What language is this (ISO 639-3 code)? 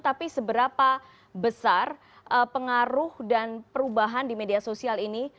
ind